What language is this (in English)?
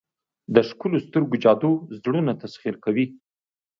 Pashto